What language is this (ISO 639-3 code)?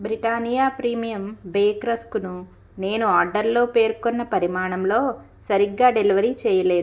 tel